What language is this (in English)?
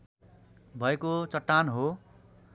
Nepali